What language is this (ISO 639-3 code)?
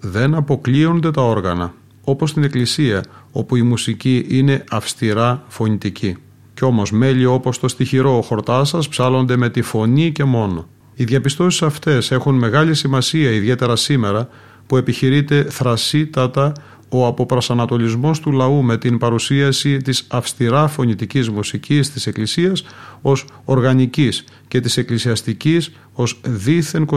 ell